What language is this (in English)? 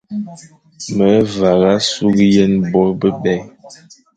Fang